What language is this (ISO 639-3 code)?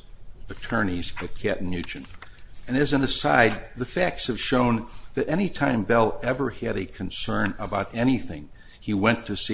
eng